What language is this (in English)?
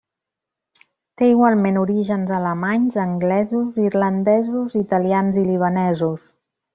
Catalan